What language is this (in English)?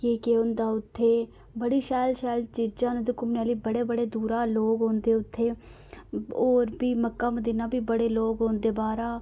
Dogri